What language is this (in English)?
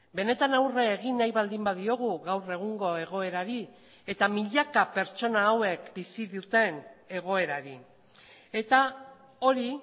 Basque